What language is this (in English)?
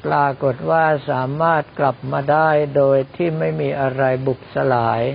Thai